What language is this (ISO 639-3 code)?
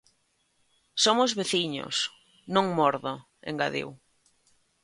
glg